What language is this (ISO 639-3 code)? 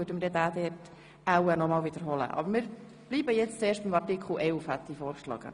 gsw